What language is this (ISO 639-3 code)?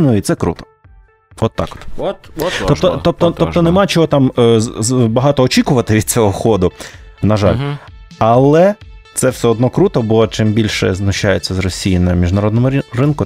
ukr